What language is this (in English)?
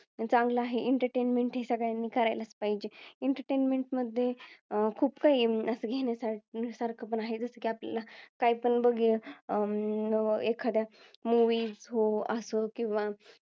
Marathi